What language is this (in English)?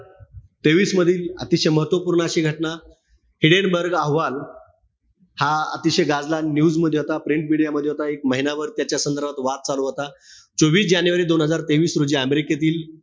Marathi